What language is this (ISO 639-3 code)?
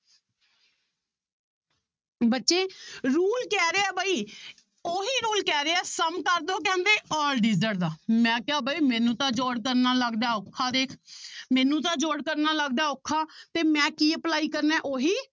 pan